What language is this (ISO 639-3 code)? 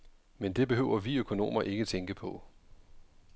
dan